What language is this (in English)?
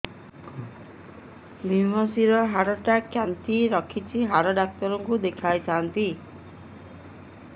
Odia